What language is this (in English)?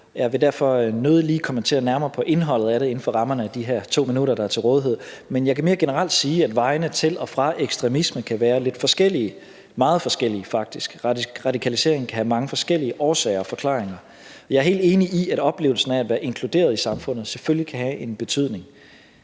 Danish